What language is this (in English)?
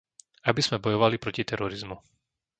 Slovak